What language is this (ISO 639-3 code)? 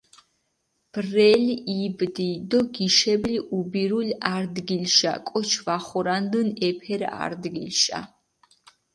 xmf